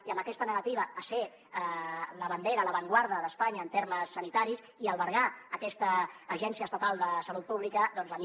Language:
Catalan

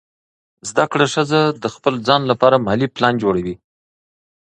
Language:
Pashto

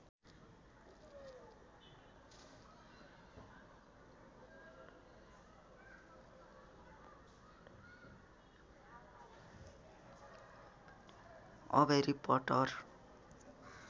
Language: Nepali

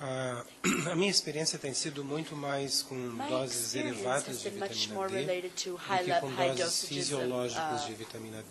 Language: Portuguese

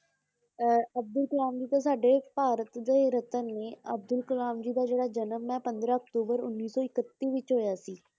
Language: Punjabi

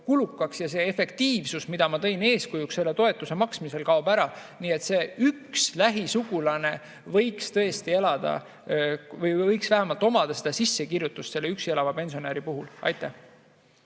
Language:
Estonian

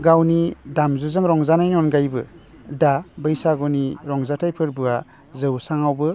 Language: Bodo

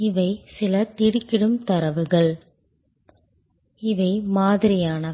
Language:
Tamil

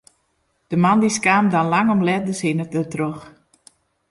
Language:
Western Frisian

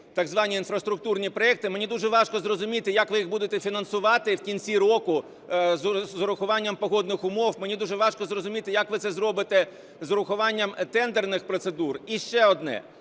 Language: Ukrainian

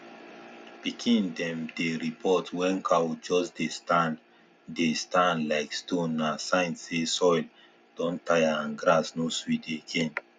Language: Nigerian Pidgin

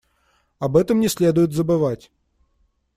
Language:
Russian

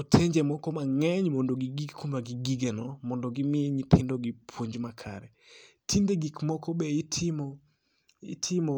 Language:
Luo (Kenya and Tanzania)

